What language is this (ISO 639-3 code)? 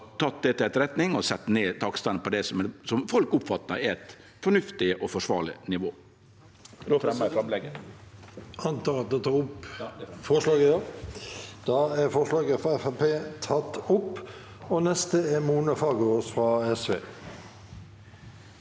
nor